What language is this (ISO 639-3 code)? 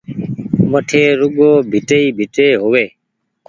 gig